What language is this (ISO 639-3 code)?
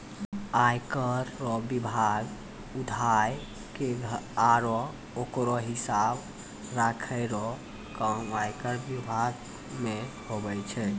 mai